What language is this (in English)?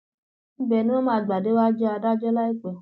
Yoruba